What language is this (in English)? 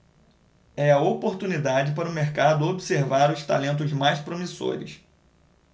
Portuguese